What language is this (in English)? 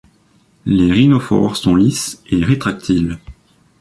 French